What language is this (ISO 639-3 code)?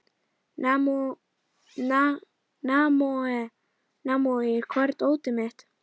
isl